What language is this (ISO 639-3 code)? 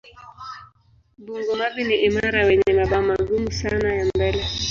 swa